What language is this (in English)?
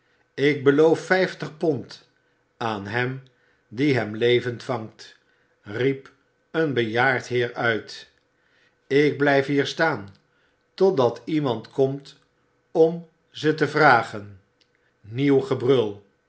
Dutch